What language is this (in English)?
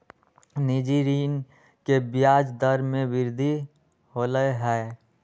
Magahi